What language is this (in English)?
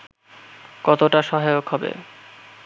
Bangla